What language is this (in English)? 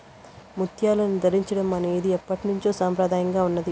Telugu